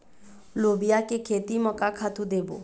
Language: Chhattisgarhi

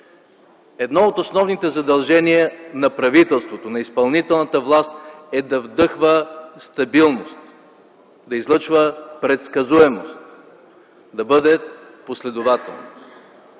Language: Bulgarian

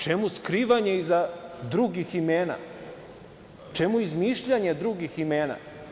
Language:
Serbian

